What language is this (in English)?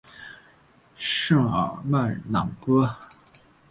Chinese